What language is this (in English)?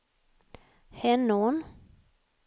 Swedish